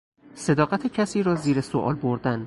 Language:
Persian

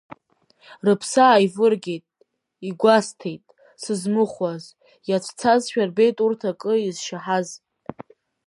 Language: Abkhazian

